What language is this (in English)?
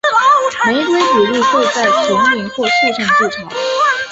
Chinese